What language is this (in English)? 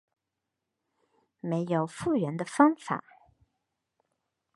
Chinese